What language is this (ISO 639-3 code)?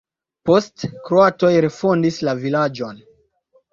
epo